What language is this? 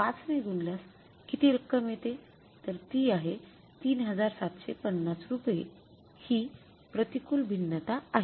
Marathi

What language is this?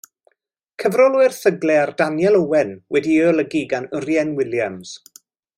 Welsh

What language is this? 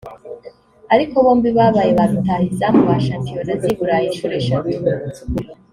Kinyarwanda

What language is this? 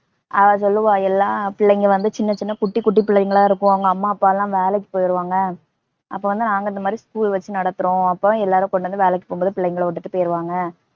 Tamil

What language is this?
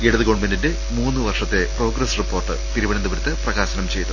Malayalam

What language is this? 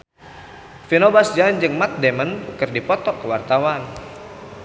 Sundanese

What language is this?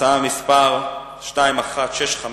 Hebrew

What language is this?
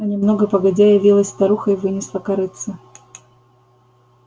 Russian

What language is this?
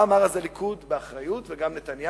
Hebrew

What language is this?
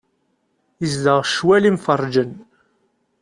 Kabyle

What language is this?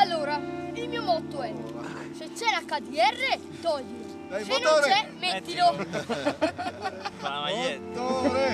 Italian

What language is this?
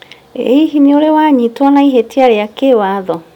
Kikuyu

